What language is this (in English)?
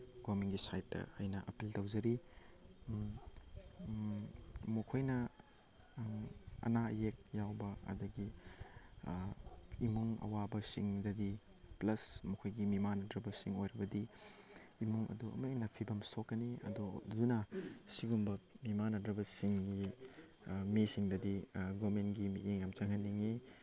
Manipuri